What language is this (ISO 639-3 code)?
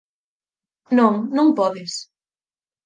glg